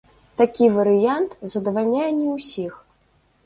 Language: Belarusian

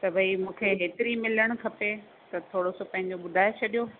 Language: Sindhi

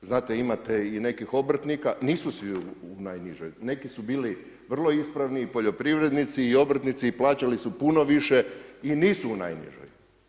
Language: Croatian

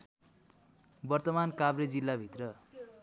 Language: Nepali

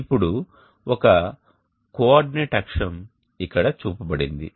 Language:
Telugu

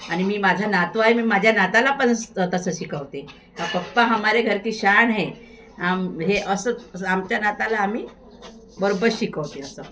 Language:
Marathi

